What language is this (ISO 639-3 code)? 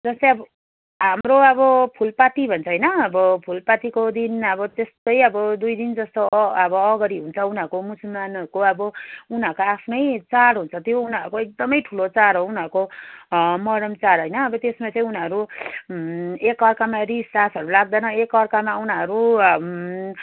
nep